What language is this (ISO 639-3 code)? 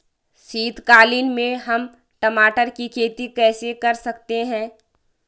hin